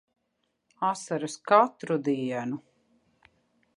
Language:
Latvian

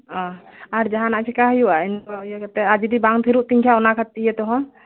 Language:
Santali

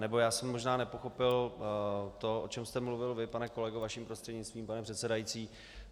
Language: Czech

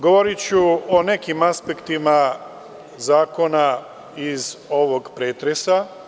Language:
Serbian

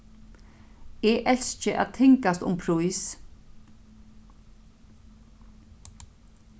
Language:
Faroese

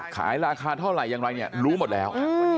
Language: Thai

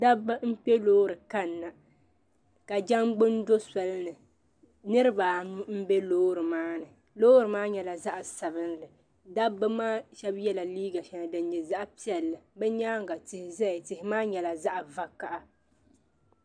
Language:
Dagbani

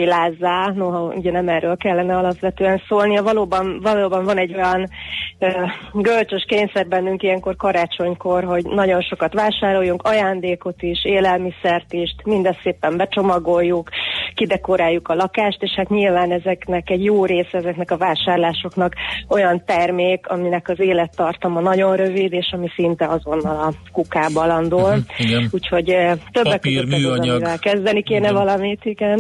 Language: Hungarian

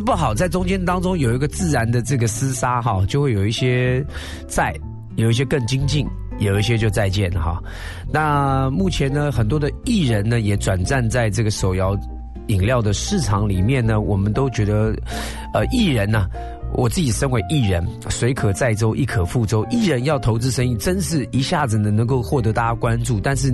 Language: Chinese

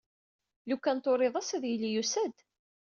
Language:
Kabyle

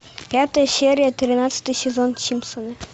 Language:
Russian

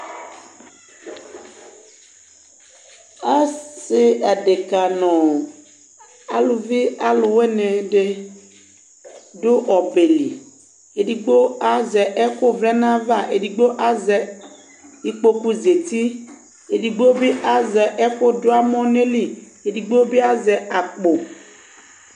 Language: Ikposo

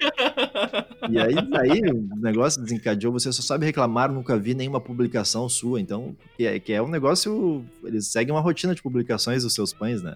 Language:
Portuguese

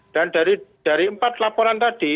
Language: Indonesian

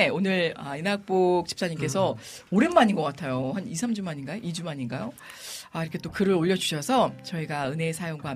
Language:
Korean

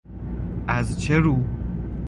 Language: Persian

